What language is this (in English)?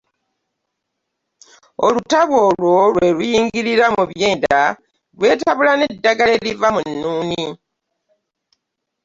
Ganda